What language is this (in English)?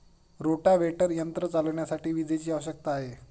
Marathi